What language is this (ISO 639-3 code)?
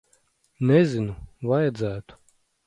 lav